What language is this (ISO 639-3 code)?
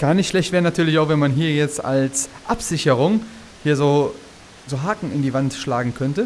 deu